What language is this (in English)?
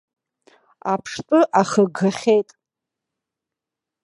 Abkhazian